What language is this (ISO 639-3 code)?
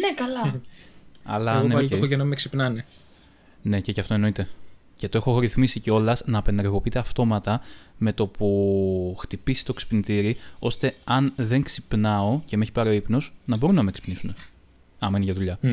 ell